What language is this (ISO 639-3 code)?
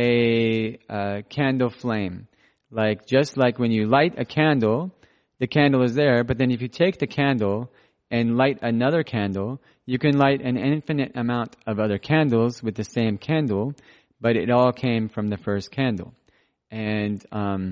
eng